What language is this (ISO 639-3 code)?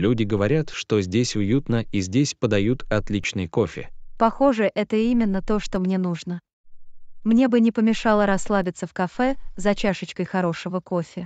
rus